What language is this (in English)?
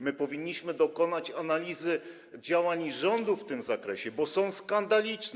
Polish